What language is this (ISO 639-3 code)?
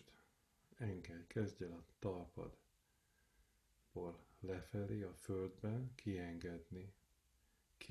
hun